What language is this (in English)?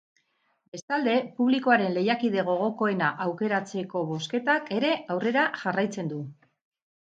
Basque